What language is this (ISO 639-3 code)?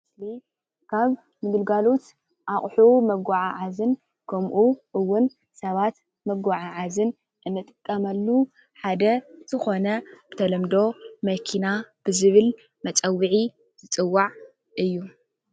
tir